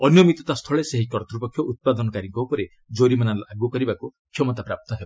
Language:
Odia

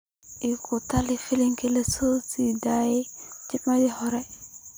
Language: Somali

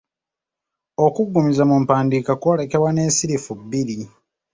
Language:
Ganda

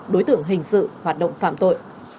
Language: Vietnamese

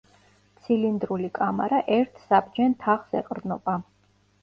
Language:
Georgian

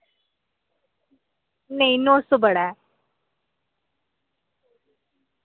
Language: Dogri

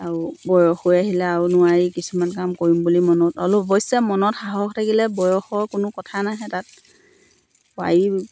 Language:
Assamese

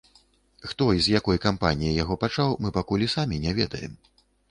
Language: Belarusian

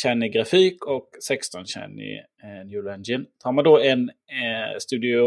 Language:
Swedish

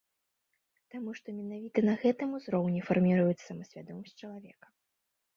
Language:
Belarusian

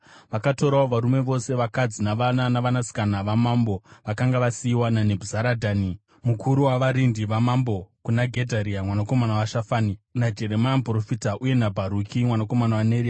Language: Shona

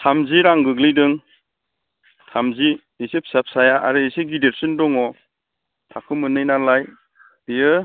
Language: Bodo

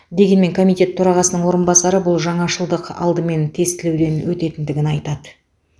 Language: Kazakh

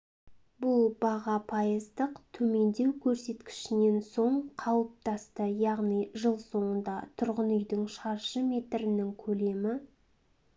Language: Kazakh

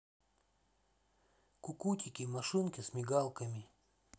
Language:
Russian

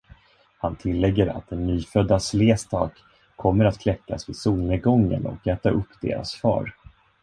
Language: Swedish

